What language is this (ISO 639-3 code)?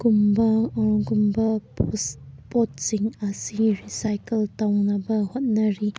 mni